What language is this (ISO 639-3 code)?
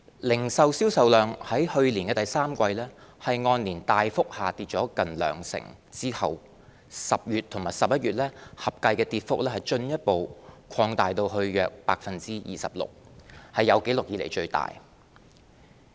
yue